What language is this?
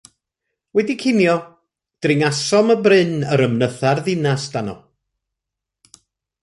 Welsh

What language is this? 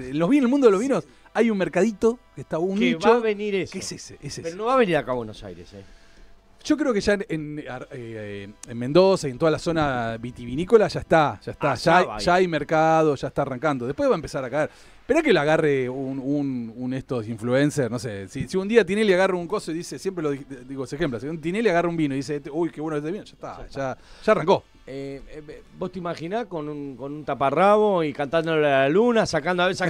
Spanish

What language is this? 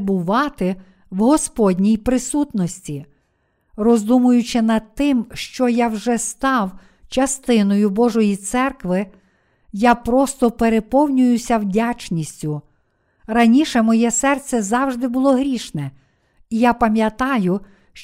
Ukrainian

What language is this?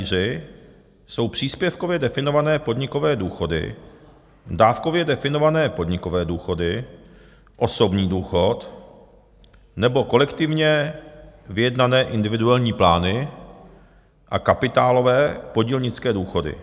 Czech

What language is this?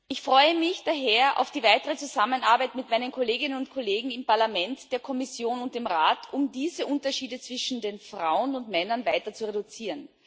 German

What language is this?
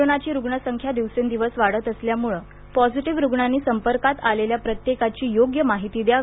Marathi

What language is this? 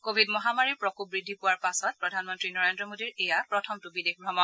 Assamese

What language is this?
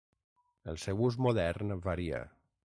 Catalan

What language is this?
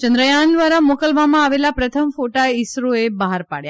Gujarati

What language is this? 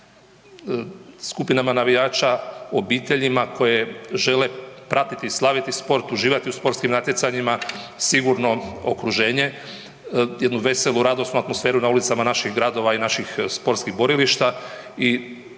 Croatian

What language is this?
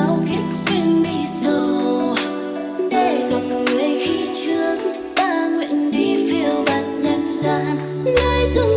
Vietnamese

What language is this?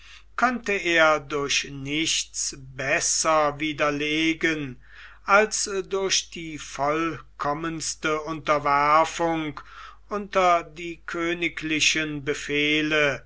German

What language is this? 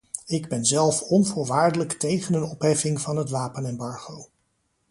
Dutch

